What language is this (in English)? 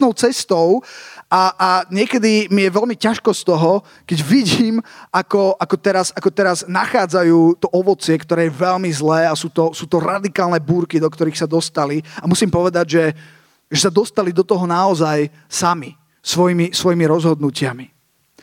Slovak